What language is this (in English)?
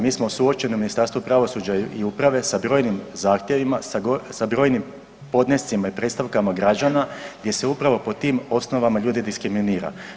Croatian